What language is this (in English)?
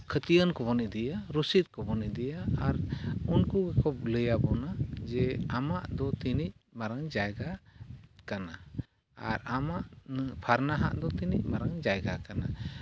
Santali